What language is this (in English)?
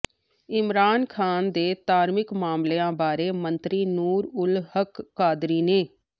Punjabi